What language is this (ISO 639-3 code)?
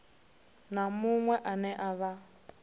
ven